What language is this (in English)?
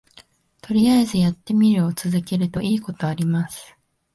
Japanese